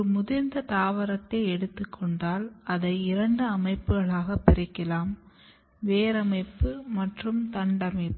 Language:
Tamil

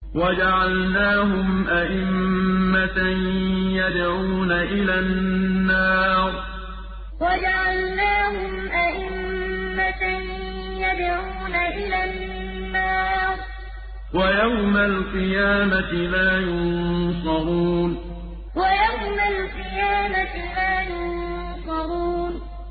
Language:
Arabic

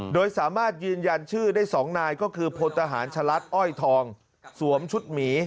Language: Thai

